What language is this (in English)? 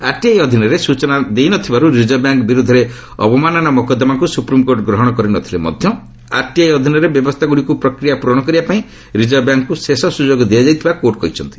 Odia